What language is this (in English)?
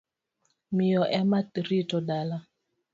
Luo (Kenya and Tanzania)